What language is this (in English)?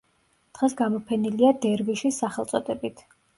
Georgian